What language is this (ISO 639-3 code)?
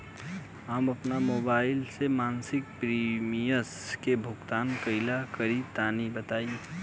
bho